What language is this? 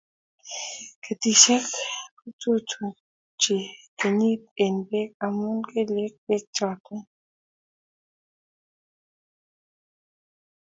Kalenjin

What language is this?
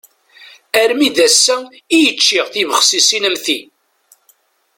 Kabyle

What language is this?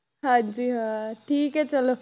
Punjabi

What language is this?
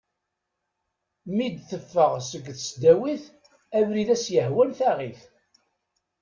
Kabyle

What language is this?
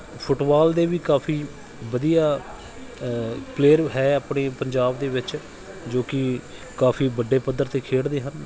Punjabi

